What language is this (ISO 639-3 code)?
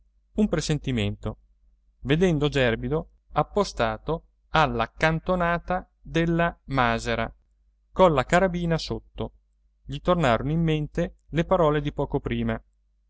ita